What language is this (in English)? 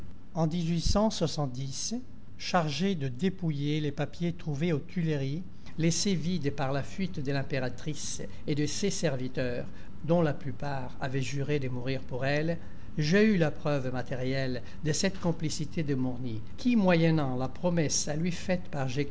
French